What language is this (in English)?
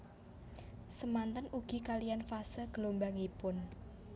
Javanese